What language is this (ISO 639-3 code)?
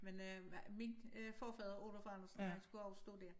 dan